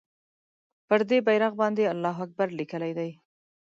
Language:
Pashto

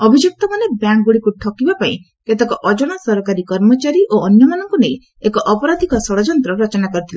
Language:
Odia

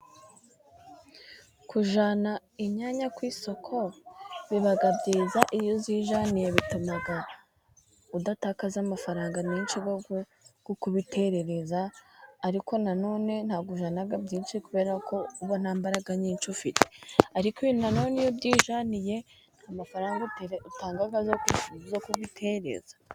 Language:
Kinyarwanda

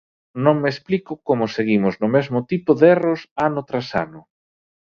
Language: Galician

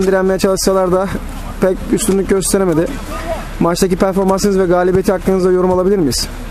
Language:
Turkish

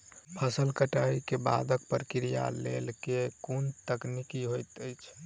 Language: Maithili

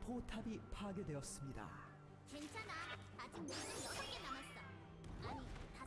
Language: Korean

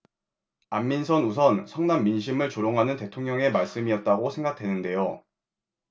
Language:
Korean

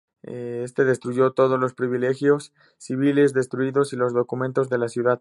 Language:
Spanish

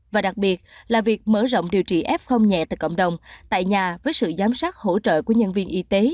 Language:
Vietnamese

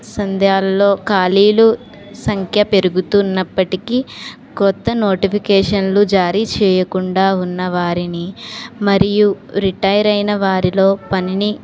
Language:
Telugu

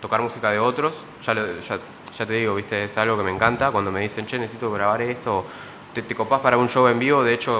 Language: Spanish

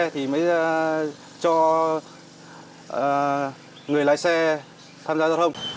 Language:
Vietnamese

